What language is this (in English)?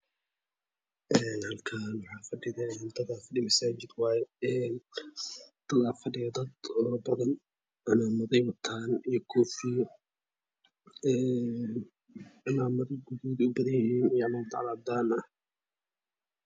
Somali